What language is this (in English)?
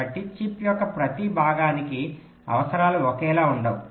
Telugu